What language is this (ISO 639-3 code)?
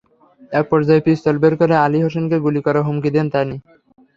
ben